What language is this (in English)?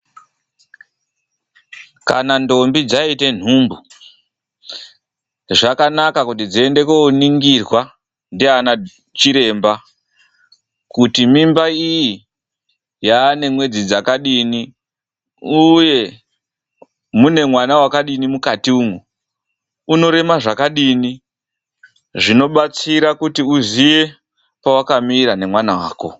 Ndau